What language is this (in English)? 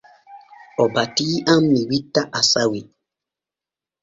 Borgu Fulfulde